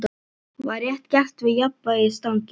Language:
Icelandic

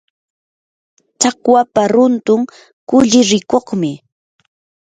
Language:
Yanahuanca Pasco Quechua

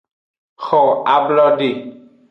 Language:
Aja (Benin)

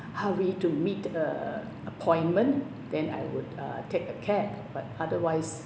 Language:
English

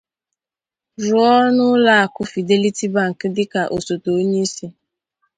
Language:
Igbo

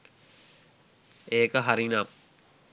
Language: Sinhala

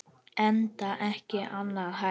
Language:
Icelandic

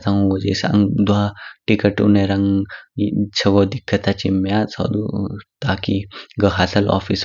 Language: Kinnauri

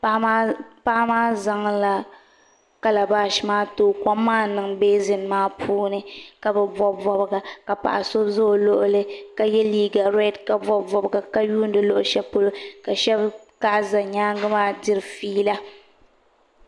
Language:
Dagbani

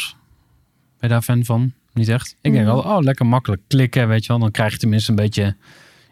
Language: Dutch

